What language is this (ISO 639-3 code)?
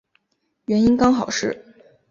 zho